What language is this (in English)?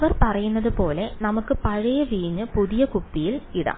Malayalam